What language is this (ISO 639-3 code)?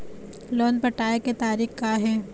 hne